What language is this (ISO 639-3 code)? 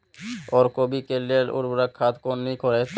mai